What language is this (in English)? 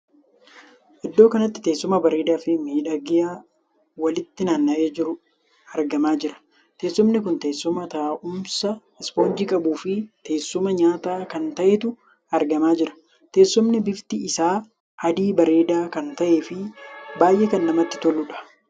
Oromo